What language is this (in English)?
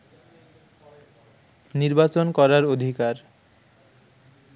Bangla